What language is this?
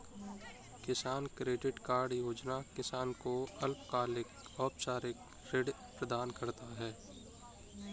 Hindi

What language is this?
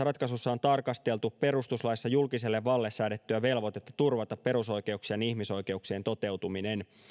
Finnish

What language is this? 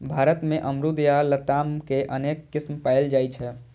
Maithili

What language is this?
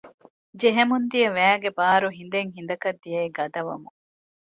Divehi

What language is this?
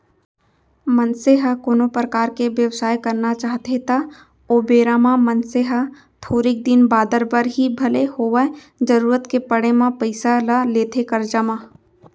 Chhattisgarhi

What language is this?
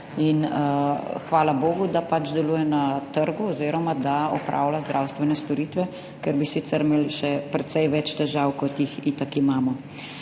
Slovenian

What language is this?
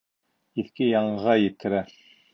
Bashkir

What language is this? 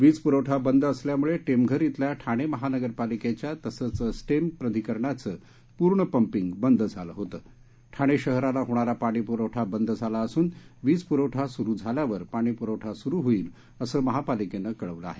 Marathi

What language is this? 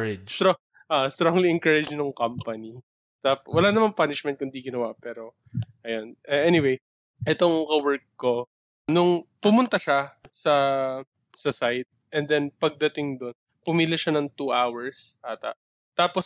Filipino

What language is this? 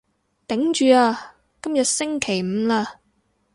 Cantonese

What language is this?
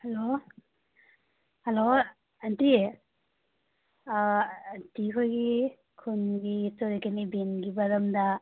Manipuri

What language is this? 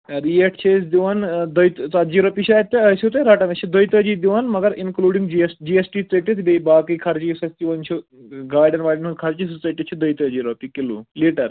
Kashmiri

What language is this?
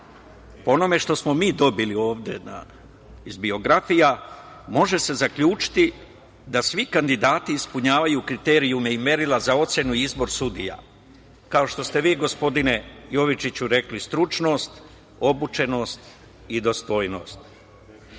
Serbian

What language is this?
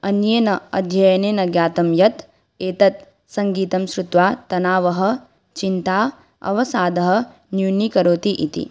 Sanskrit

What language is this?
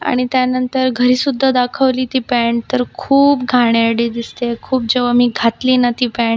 Marathi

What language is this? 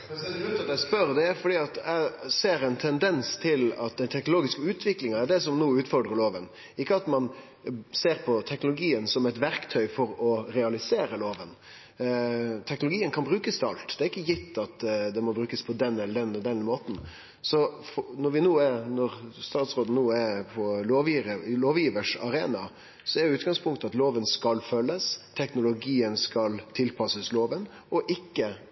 Norwegian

